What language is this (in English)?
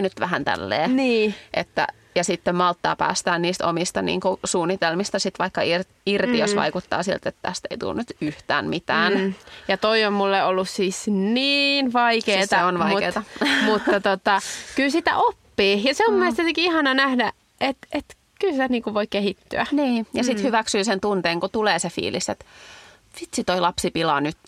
Finnish